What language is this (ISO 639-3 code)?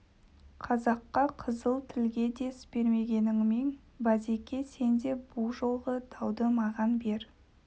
kaz